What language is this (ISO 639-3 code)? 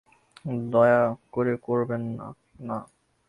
ben